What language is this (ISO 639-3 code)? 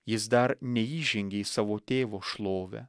lit